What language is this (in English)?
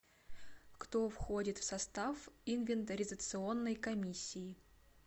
Russian